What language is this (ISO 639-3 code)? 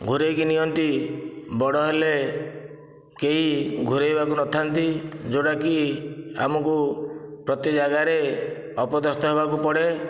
ori